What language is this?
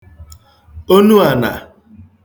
Igbo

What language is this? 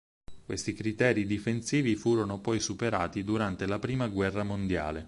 Italian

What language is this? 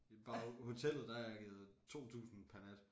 Danish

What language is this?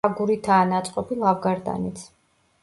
Georgian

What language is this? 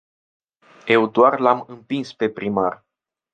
Romanian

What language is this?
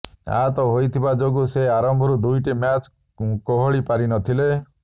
Odia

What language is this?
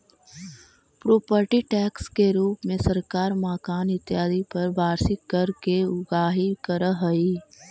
Magahi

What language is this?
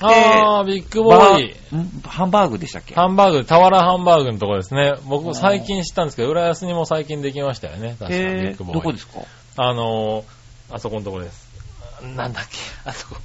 Japanese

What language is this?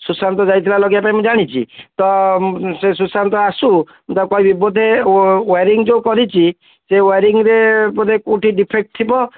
Odia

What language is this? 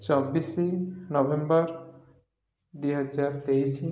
Odia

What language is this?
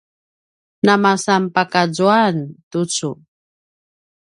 Paiwan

